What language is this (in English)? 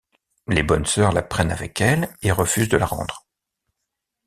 French